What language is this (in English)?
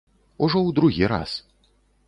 Belarusian